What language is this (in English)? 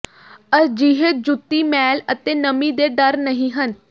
Punjabi